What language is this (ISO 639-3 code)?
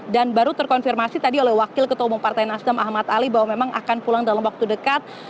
ind